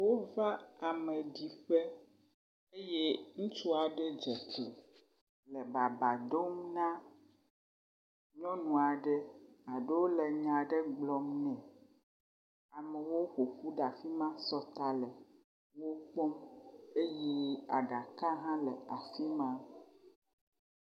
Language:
Ewe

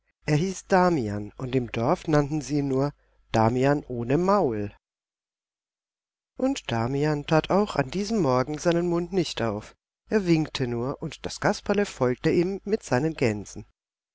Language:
German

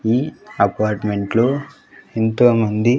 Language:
Telugu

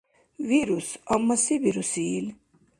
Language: Dargwa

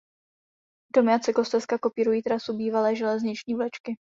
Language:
Czech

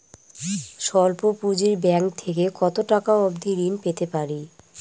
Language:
Bangla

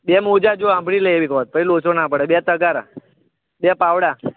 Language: Gujarati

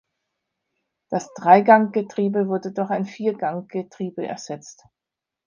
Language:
German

